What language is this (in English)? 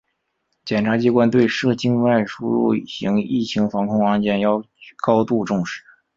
Chinese